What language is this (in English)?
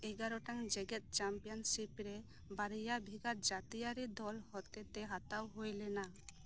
Santali